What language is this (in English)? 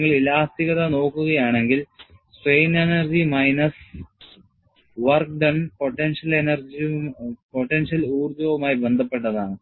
Malayalam